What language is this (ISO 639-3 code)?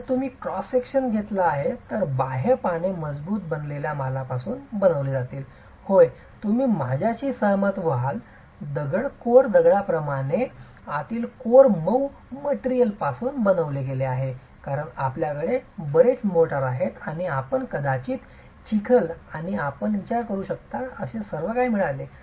mar